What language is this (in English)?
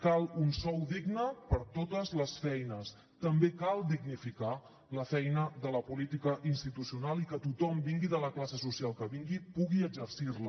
Catalan